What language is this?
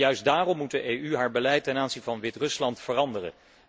Dutch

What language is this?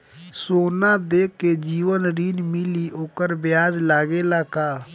Bhojpuri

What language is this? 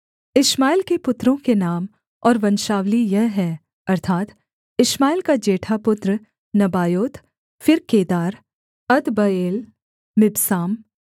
Hindi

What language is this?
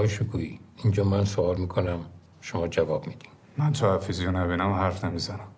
Persian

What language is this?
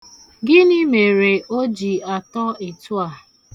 Igbo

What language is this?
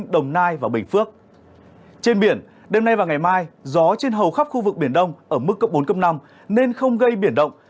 Vietnamese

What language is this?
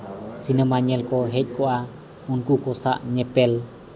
Santali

